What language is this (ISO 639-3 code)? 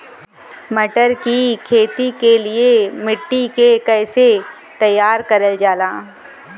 bho